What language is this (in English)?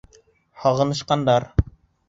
Bashkir